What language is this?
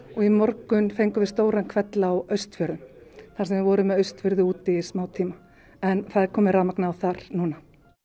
Icelandic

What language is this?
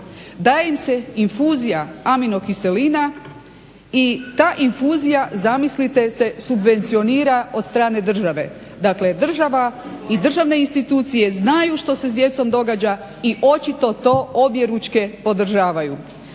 Croatian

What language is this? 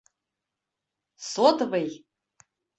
Bashkir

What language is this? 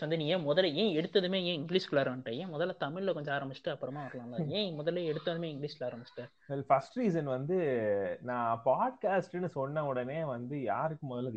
Tamil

